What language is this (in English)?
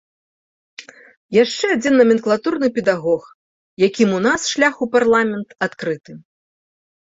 Belarusian